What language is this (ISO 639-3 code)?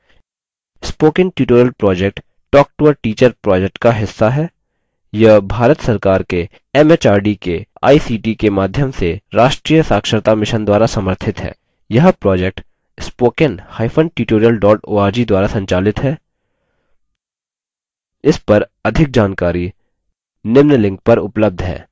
hin